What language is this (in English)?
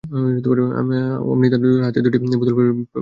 Bangla